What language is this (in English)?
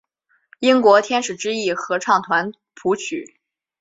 Chinese